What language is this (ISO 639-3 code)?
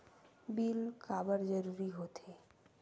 hne